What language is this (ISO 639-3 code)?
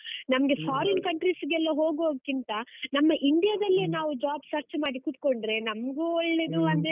kan